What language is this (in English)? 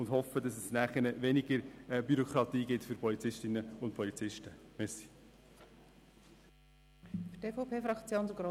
Swiss German